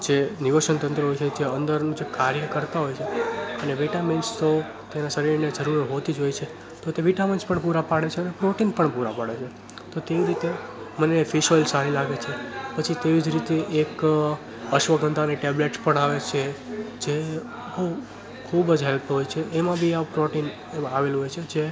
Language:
Gujarati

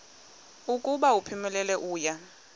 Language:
Xhosa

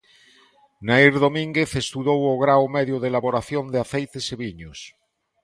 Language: Galician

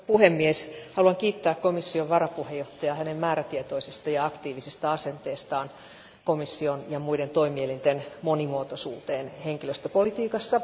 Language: Finnish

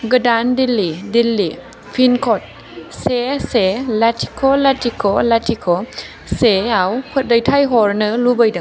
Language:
Bodo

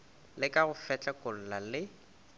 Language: Northern Sotho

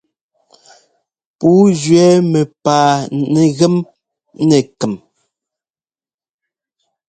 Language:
Ngomba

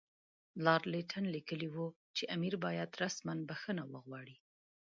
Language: Pashto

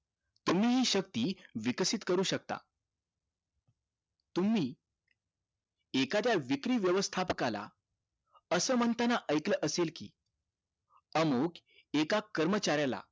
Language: Marathi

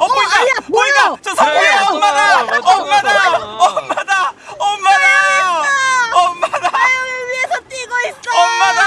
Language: Korean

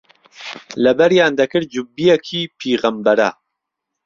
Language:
Central Kurdish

